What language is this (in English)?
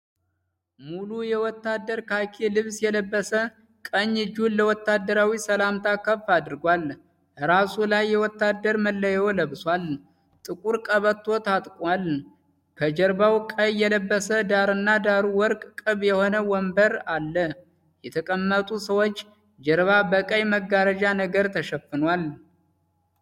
Amharic